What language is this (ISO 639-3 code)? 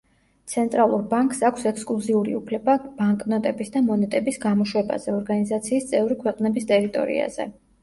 kat